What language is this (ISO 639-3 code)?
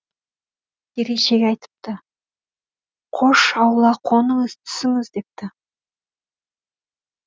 kaz